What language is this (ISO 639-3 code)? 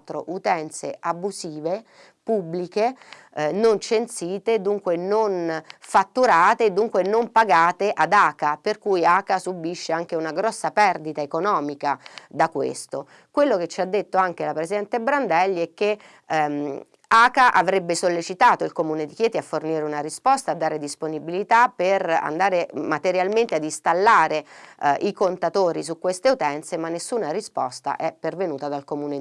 ita